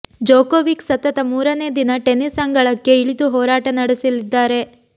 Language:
Kannada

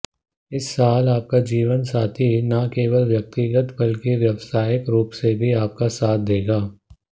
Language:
Hindi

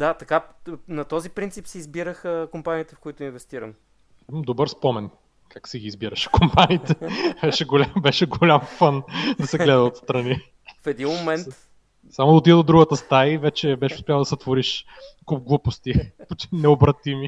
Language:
Bulgarian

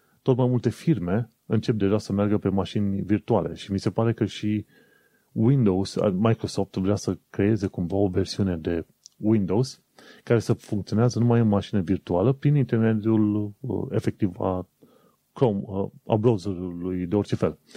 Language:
Romanian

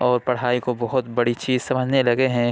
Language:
Urdu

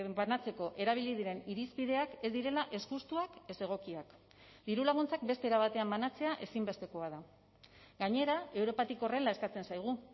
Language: Basque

